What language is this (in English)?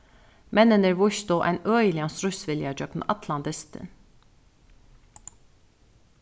Faroese